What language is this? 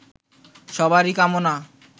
Bangla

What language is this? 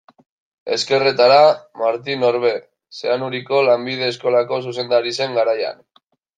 Basque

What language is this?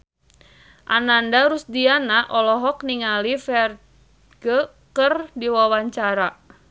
Sundanese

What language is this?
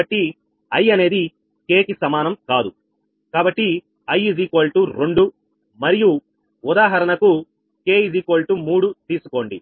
Telugu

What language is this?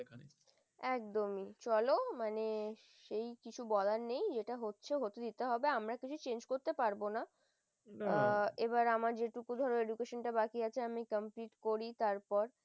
Bangla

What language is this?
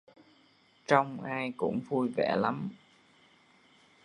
Vietnamese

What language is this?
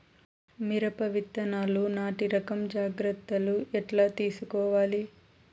Telugu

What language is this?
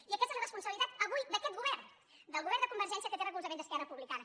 Catalan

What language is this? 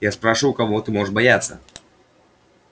Russian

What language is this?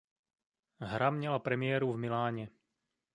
Czech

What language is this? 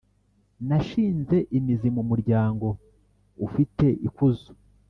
Kinyarwanda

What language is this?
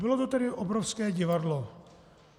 Czech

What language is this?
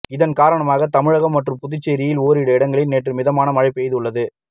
Tamil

